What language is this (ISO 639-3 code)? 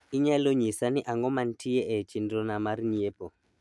luo